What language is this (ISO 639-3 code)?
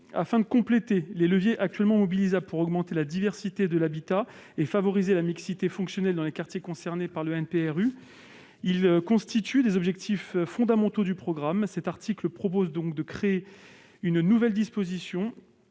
fra